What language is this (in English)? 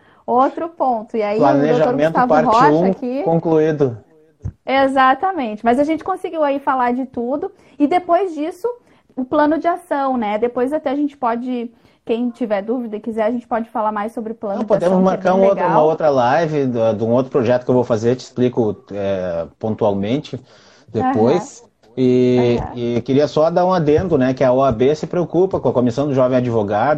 Portuguese